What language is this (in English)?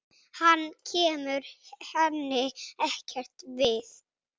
Icelandic